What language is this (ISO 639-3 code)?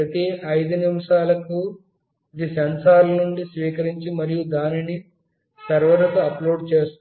tel